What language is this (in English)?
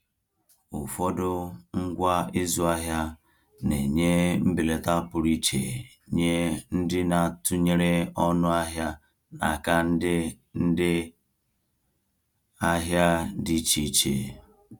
Igbo